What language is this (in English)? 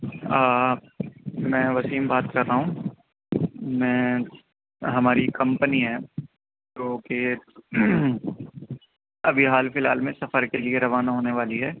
Urdu